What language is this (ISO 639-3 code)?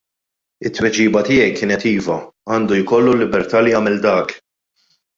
mlt